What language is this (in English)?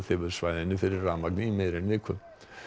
Icelandic